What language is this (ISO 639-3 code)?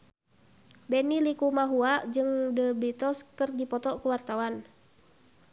sun